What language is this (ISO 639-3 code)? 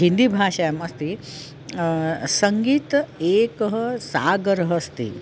san